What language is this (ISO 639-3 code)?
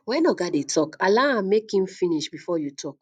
pcm